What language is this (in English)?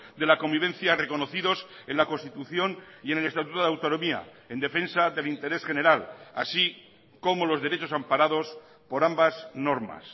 Spanish